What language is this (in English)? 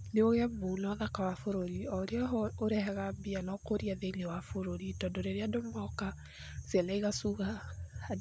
Kikuyu